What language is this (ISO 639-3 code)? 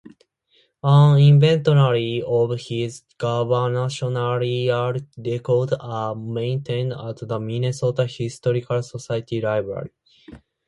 eng